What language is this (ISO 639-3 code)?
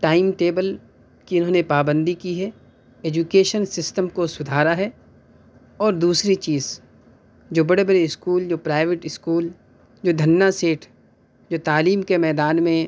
urd